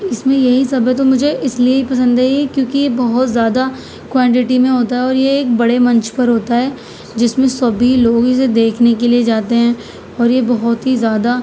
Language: Urdu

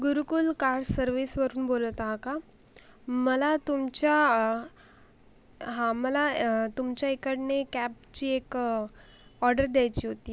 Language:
Marathi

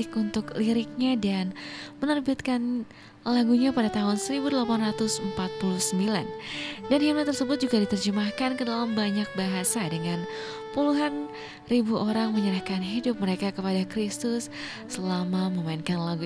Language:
Indonesian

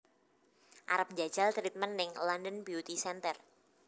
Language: Javanese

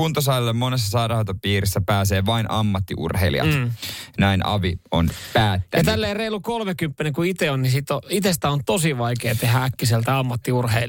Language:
Finnish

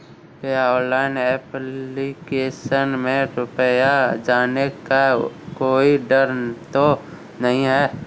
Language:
Hindi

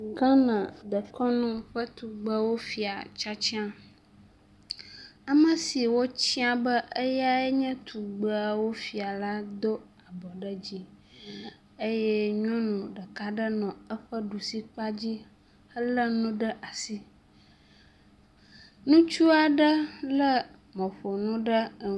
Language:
Ewe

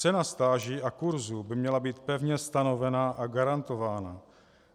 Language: Czech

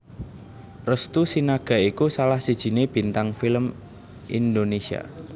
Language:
Javanese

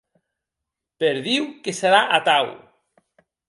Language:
Occitan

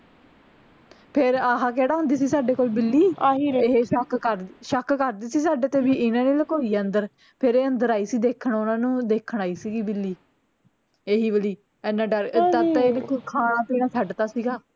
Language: Punjabi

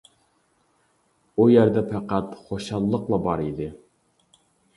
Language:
Uyghur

